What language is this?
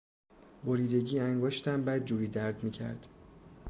Persian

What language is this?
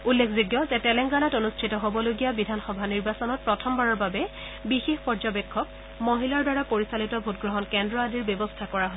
Assamese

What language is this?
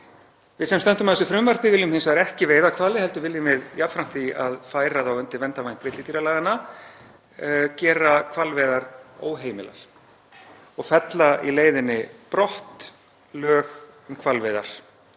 Icelandic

